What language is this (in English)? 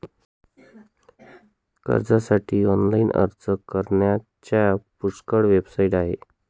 Marathi